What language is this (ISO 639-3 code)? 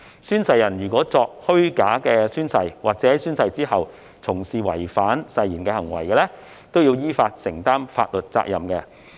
yue